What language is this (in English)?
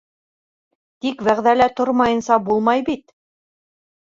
Bashkir